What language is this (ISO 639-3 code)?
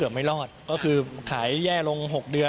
tha